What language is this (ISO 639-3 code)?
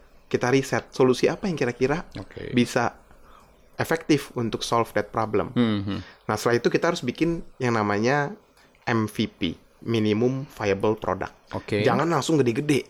ind